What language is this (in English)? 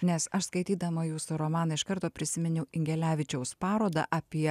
Lithuanian